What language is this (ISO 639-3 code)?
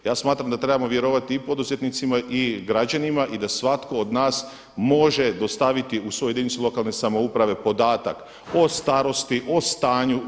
hrv